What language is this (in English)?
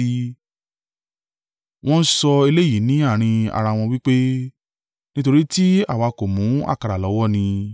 Yoruba